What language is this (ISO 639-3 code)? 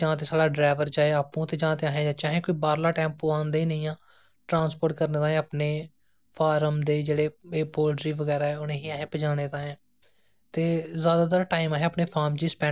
doi